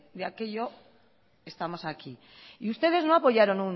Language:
Spanish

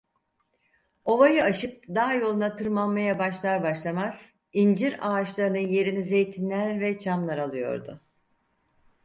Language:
Turkish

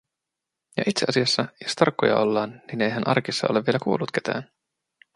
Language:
Finnish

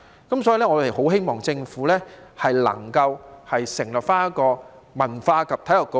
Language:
Cantonese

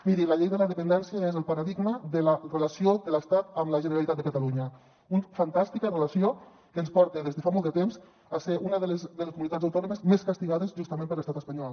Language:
Catalan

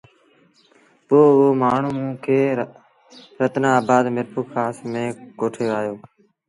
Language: Sindhi Bhil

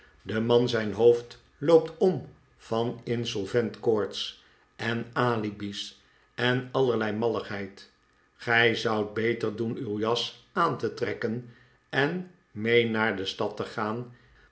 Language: Dutch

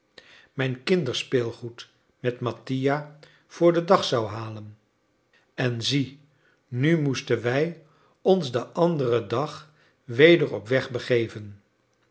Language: Dutch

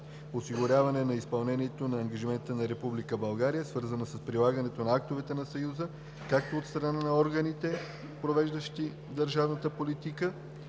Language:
Bulgarian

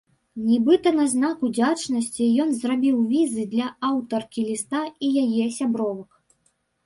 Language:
Belarusian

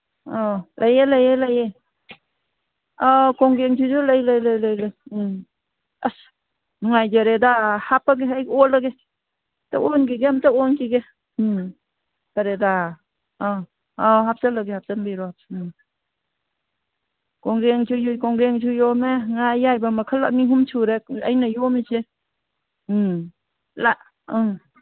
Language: Manipuri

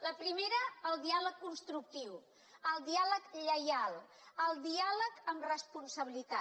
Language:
Catalan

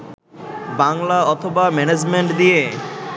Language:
Bangla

